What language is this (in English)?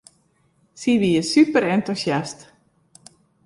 Western Frisian